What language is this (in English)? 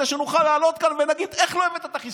Hebrew